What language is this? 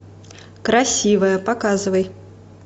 Russian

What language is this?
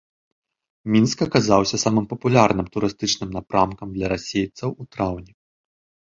Belarusian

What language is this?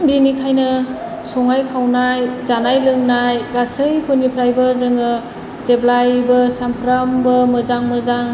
Bodo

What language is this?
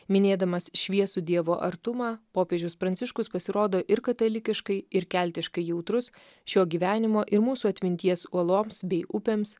Lithuanian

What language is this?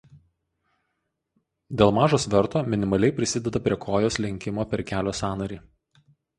Lithuanian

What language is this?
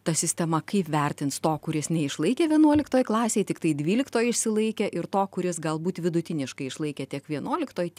Lithuanian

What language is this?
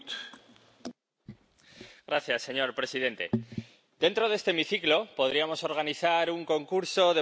Spanish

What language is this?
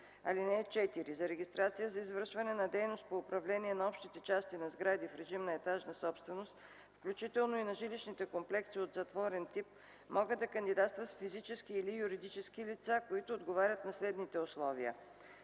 Bulgarian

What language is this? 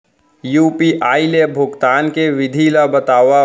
Chhattisgarhi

